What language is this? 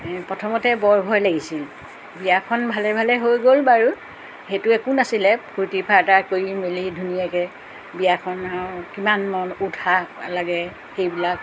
Assamese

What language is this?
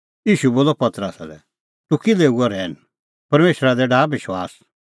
Kullu Pahari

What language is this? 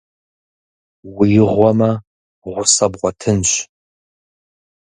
Kabardian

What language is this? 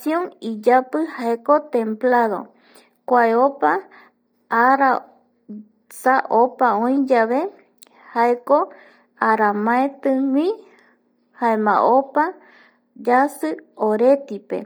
Eastern Bolivian Guaraní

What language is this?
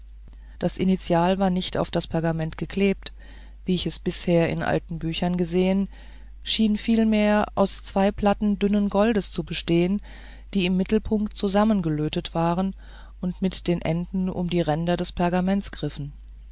German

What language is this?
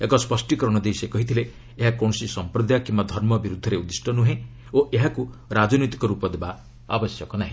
Odia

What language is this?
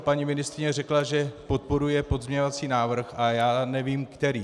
Czech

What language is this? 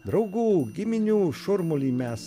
Lithuanian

